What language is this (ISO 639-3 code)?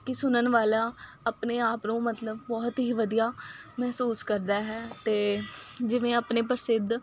pan